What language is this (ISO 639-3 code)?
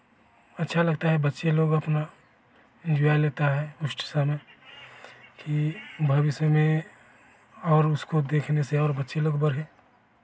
hin